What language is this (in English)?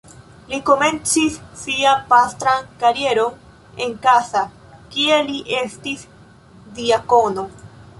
Esperanto